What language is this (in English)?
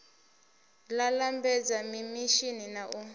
Venda